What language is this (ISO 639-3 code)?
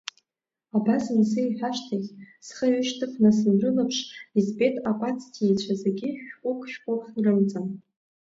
abk